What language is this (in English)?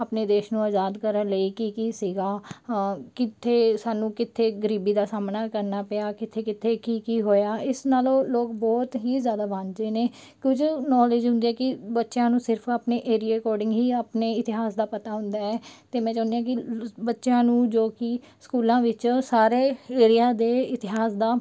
Punjabi